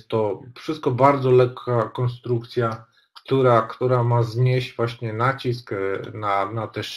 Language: Polish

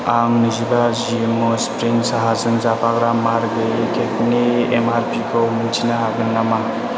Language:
Bodo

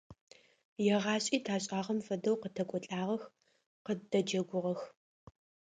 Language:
Adyghe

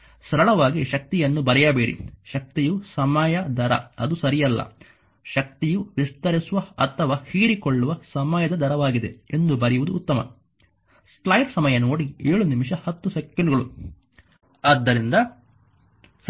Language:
Kannada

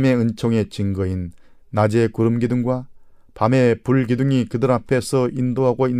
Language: Korean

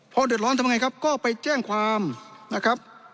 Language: Thai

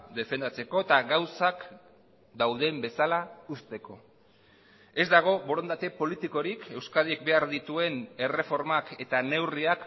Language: Basque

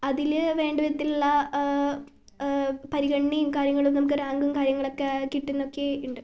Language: Malayalam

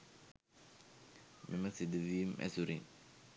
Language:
Sinhala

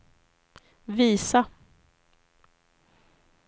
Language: Swedish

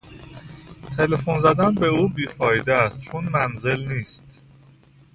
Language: Persian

